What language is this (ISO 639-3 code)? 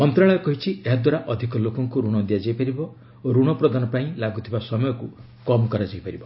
ori